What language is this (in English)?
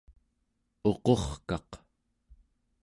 Central Yupik